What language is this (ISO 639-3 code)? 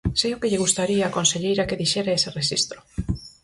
glg